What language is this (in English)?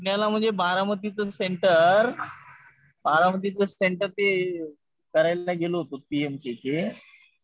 Marathi